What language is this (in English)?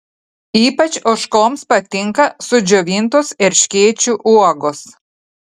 Lithuanian